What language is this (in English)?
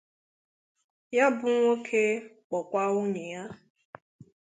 Igbo